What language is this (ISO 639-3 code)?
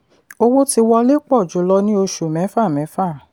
yor